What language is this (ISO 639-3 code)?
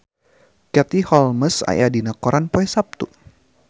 sun